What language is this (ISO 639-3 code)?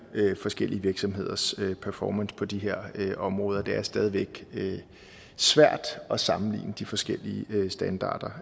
dan